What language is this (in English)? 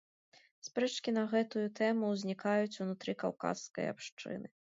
Belarusian